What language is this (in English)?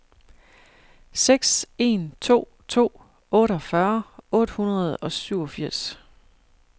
Danish